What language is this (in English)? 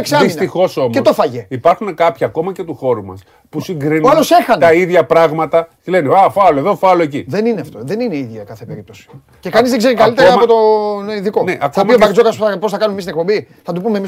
Greek